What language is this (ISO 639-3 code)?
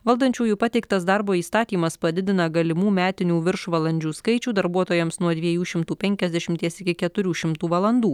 lit